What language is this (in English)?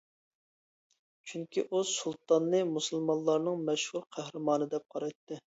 Uyghur